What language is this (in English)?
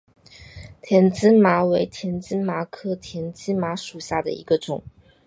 Chinese